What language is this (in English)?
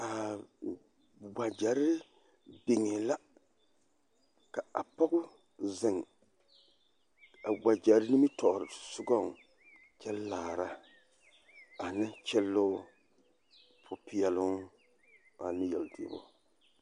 Southern Dagaare